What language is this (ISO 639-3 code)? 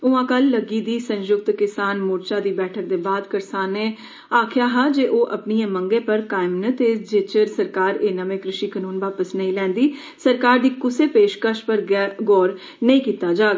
doi